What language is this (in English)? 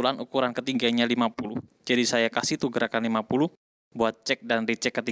Indonesian